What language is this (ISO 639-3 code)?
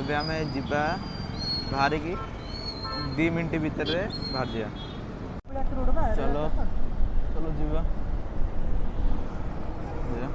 hin